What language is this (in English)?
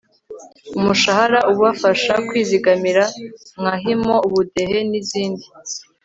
Kinyarwanda